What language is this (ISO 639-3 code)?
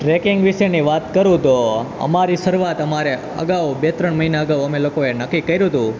guj